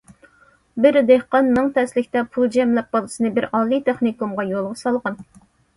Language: Uyghur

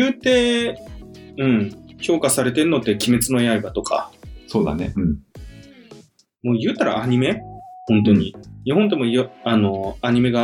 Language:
Japanese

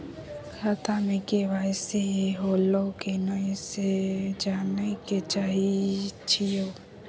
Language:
Maithili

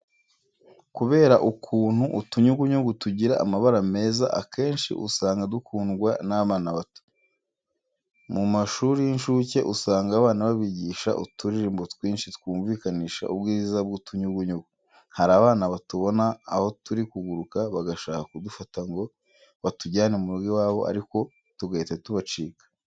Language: Kinyarwanda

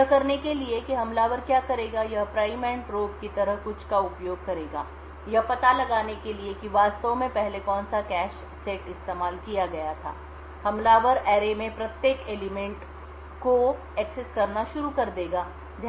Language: Hindi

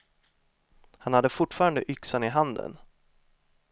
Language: Swedish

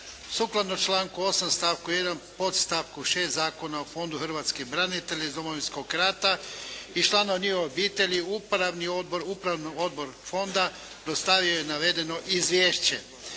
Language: Croatian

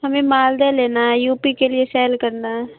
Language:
Urdu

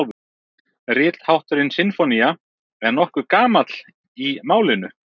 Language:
Icelandic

